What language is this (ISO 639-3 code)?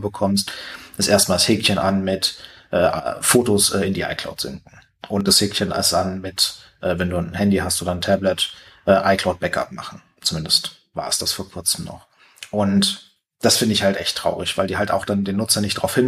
deu